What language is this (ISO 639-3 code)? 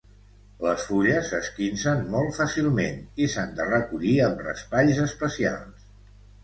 cat